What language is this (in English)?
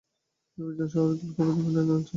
Bangla